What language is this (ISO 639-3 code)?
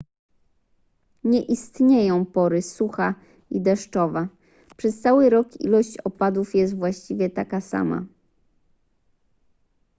pol